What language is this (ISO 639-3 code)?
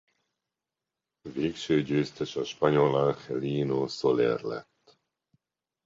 hun